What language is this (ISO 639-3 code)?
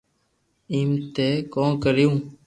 lrk